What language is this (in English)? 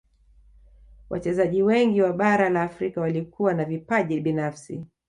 Swahili